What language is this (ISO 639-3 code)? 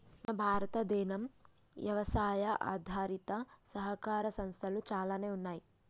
tel